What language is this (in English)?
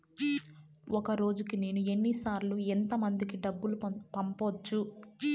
Telugu